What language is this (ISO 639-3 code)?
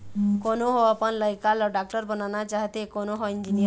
hne